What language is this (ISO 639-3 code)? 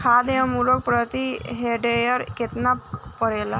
bho